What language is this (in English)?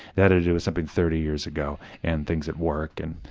English